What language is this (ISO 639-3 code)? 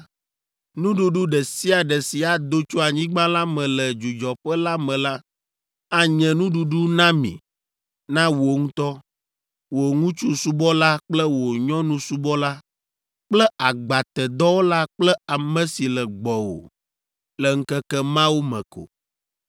ewe